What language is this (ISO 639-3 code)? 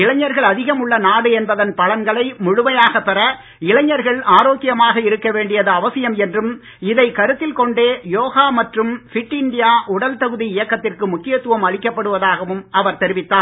tam